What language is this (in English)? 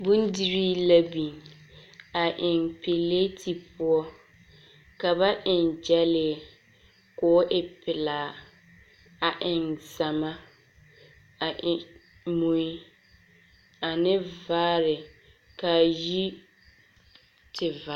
Southern Dagaare